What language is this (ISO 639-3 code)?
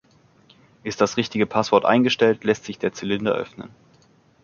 deu